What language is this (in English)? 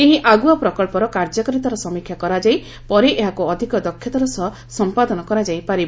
Odia